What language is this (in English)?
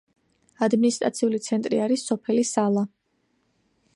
Georgian